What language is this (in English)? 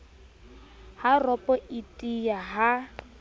Southern Sotho